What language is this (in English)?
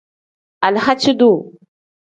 Tem